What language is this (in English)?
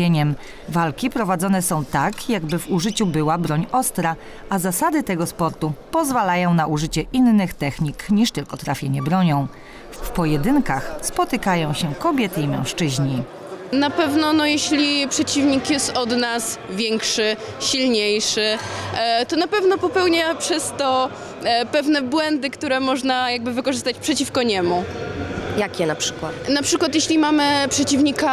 Polish